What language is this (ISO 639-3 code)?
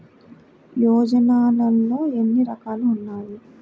tel